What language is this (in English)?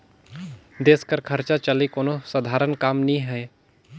Chhattisgarhi